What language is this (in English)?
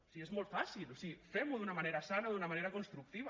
Catalan